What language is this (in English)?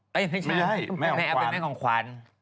Thai